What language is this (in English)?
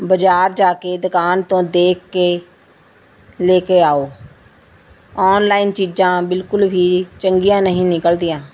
Punjabi